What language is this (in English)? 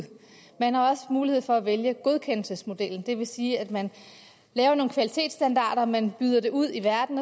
Danish